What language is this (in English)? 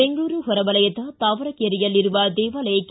Kannada